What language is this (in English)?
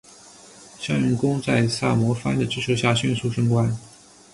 Chinese